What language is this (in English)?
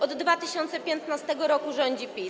Polish